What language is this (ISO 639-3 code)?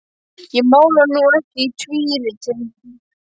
isl